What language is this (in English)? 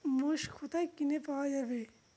Bangla